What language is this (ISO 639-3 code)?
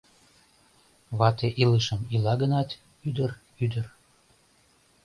chm